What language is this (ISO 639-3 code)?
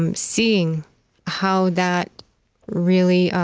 eng